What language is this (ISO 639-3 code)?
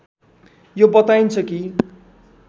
nep